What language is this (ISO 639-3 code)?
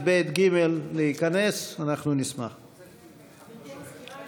heb